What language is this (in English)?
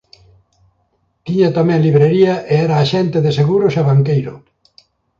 Galician